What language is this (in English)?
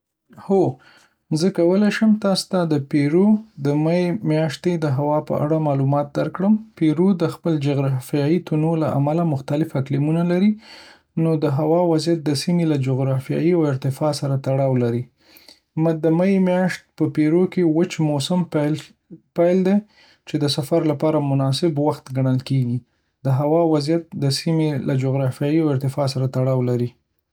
Pashto